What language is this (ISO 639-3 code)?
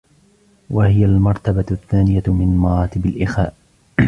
ara